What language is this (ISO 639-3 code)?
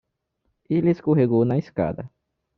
por